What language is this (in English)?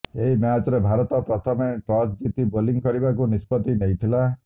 Odia